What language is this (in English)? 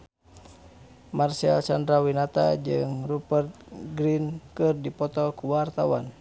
Sundanese